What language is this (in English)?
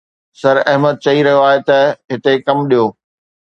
Sindhi